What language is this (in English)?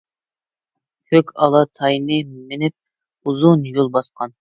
Uyghur